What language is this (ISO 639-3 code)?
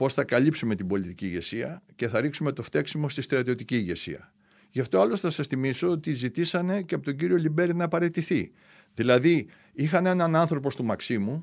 ell